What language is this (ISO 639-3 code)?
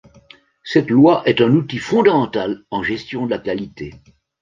fra